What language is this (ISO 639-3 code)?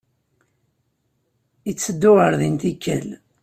kab